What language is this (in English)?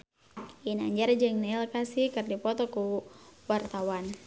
Sundanese